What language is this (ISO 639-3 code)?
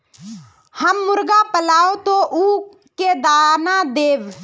mag